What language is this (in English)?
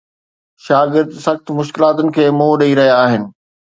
Sindhi